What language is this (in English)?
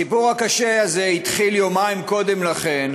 Hebrew